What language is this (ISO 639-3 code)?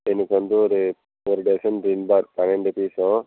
tam